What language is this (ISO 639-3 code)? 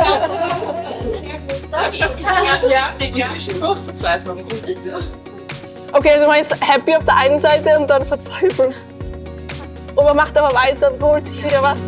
deu